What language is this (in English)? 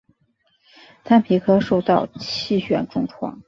Chinese